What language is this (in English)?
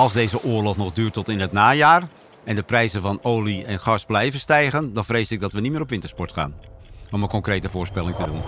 Dutch